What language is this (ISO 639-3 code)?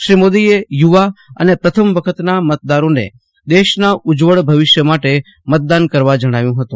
guj